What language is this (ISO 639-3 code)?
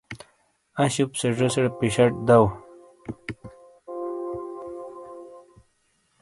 scl